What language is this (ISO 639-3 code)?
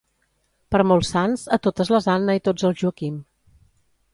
cat